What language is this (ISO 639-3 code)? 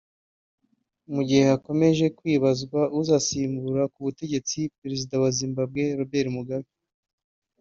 kin